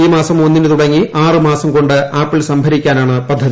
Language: Malayalam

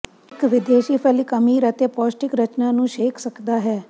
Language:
Punjabi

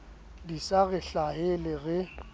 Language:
Southern Sotho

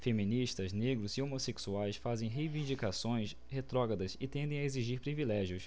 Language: Portuguese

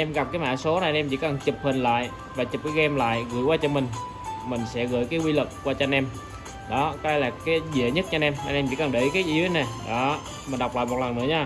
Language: Vietnamese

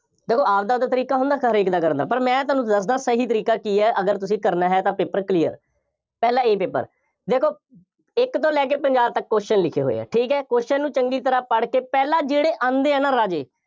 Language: Punjabi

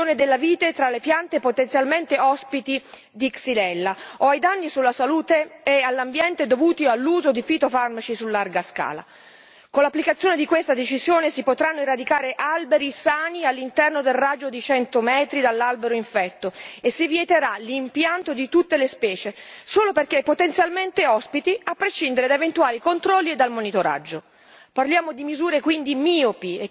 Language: Italian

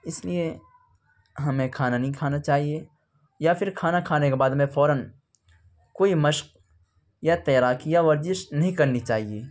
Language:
Urdu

